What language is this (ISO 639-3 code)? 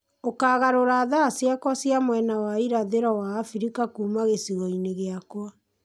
kik